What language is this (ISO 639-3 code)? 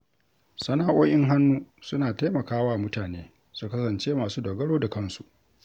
hau